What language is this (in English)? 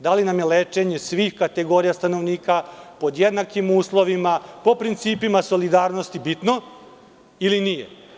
Serbian